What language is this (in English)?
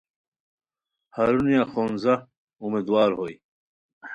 Khowar